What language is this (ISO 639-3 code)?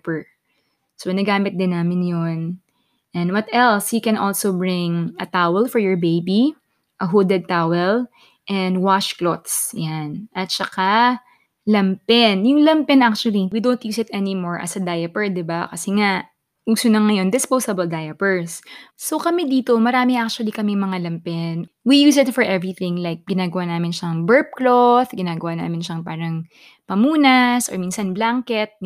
fil